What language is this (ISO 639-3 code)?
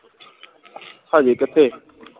pan